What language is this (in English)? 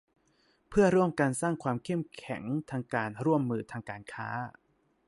Thai